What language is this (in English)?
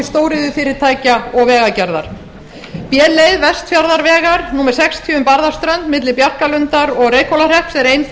Icelandic